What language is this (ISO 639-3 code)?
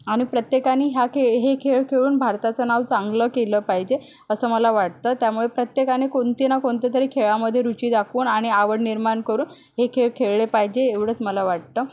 mar